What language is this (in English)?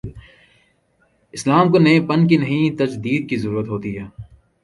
Urdu